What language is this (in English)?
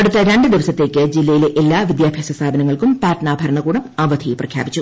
Malayalam